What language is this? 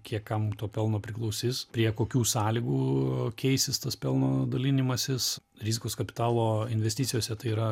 Lithuanian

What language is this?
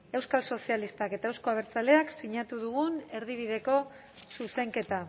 Basque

